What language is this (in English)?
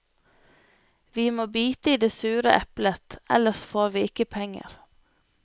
Norwegian